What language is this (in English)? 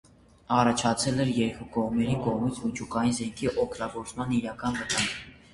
Armenian